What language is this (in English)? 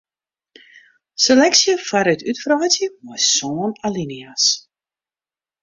Western Frisian